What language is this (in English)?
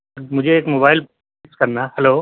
Urdu